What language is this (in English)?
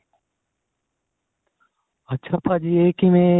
Punjabi